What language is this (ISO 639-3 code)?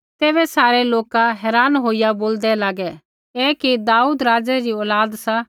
kfx